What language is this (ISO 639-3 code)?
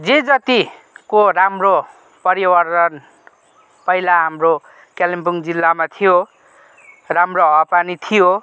nep